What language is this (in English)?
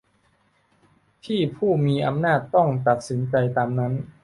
Thai